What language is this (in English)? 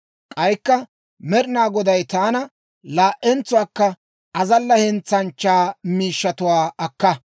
Dawro